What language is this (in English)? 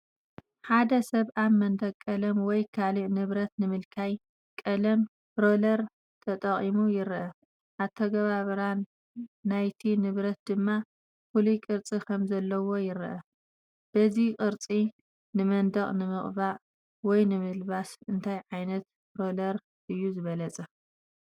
Tigrinya